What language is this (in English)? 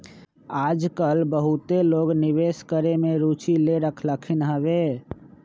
Magahi